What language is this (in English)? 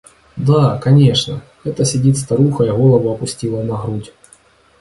Russian